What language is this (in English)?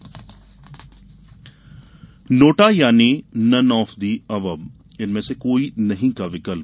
Hindi